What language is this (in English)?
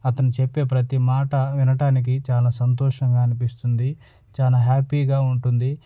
Telugu